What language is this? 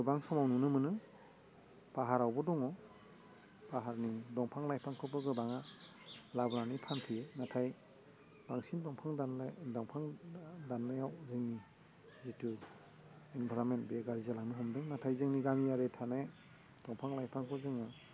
Bodo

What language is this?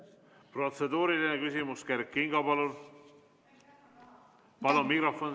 Estonian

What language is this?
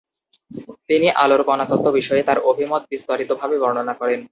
Bangla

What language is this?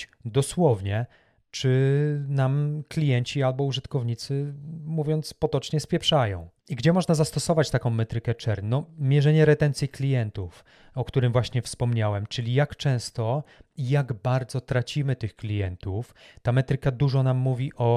Polish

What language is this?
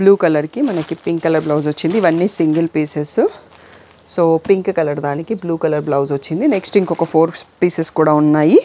Telugu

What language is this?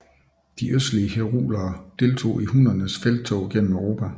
Danish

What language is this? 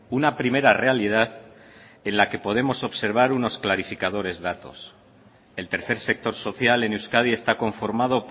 Spanish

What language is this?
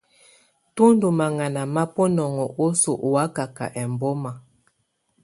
Tunen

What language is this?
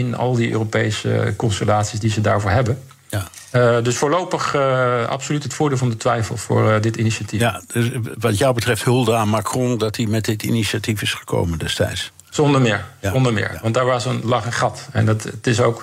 Dutch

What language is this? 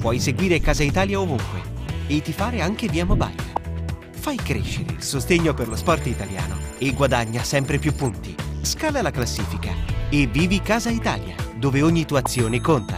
Italian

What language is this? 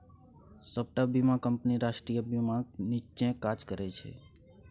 Maithili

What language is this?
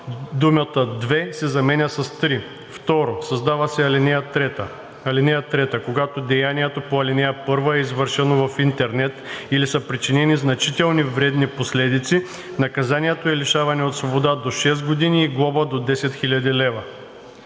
Bulgarian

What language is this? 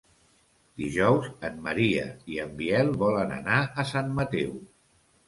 Catalan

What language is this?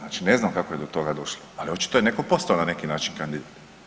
Croatian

